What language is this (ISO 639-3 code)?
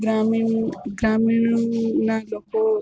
guj